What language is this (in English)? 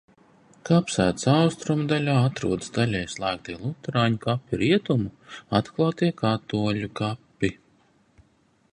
Latvian